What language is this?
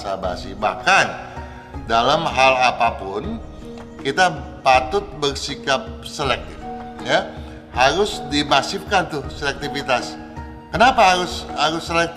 Indonesian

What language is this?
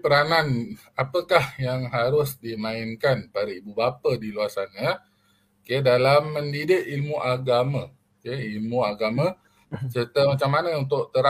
Malay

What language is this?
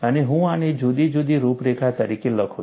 Gujarati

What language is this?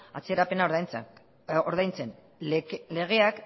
Basque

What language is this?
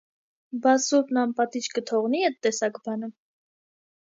Armenian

